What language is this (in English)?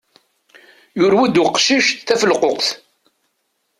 Kabyle